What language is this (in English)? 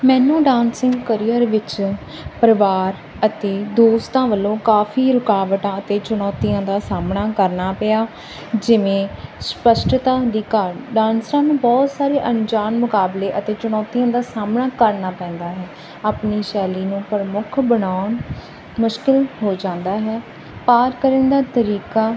Punjabi